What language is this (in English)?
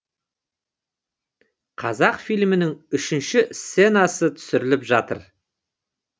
Kazakh